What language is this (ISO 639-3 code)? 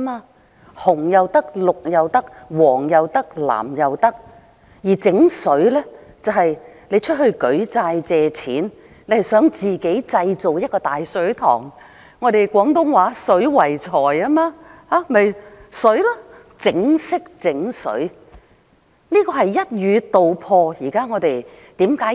yue